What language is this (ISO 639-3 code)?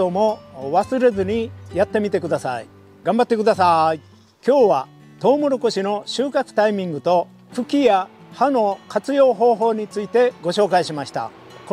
jpn